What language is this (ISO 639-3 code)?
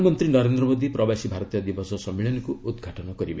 ori